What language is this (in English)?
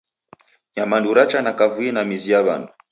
Taita